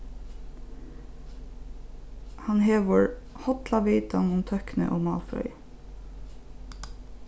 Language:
Faroese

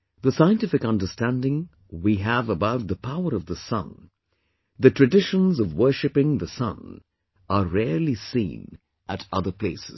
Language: English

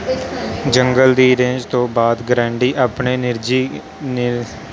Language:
Punjabi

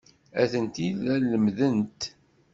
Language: Kabyle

